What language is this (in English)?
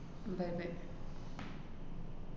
Malayalam